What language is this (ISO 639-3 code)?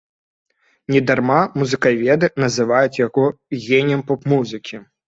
bel